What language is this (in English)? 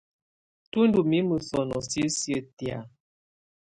Tunen